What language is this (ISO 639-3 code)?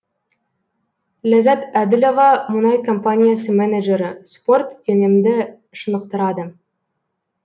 kaz